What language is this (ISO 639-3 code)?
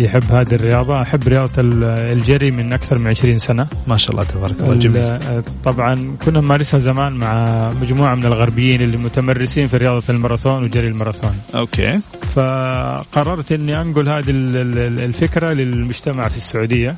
ara